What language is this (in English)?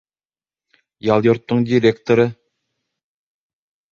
Bashkir